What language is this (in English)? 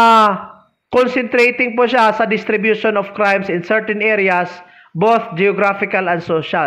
Filipino